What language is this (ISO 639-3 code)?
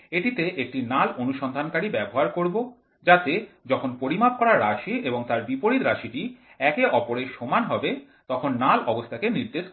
ben